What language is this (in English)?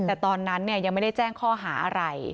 Thai